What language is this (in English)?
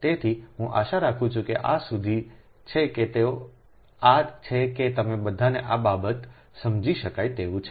Gujarati